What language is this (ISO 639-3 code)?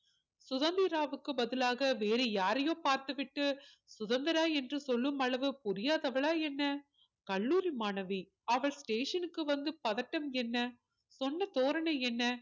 tam